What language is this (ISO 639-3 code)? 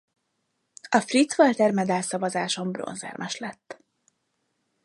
hun